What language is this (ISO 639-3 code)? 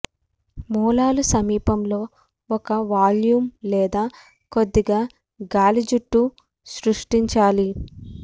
tel